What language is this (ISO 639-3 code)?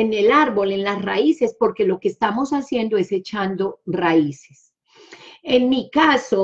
spa